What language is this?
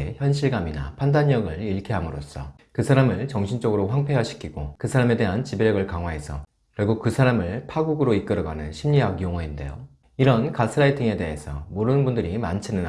Korean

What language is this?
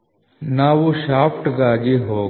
Kannada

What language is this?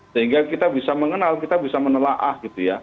Indonesian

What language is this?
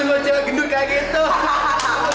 Indonesian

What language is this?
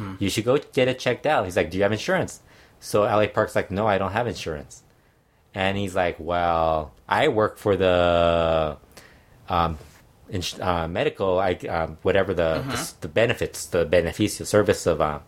English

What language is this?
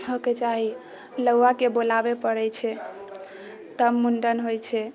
Maithili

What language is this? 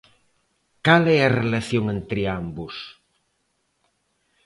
Galician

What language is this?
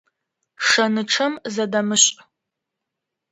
Adyghe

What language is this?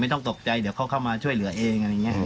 Thai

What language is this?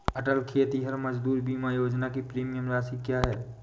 Hindi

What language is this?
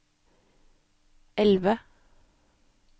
Norwegian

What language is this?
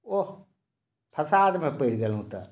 Maithili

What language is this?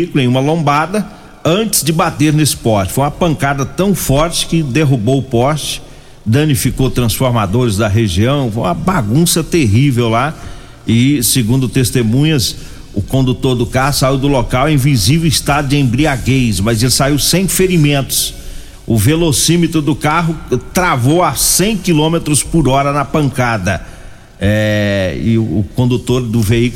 Portuguese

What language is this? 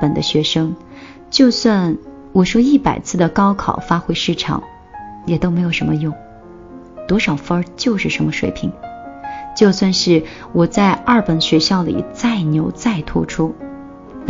Chinese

